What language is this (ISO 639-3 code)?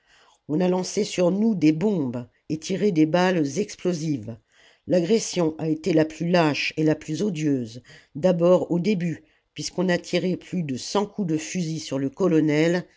fra